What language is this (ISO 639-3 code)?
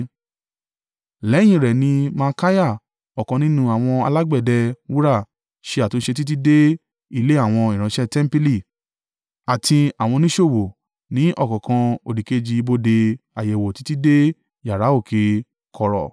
yor